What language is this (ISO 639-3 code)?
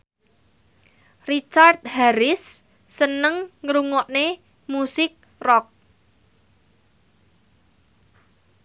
jav